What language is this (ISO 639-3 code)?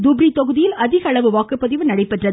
tam